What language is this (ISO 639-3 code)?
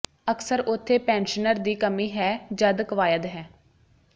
pan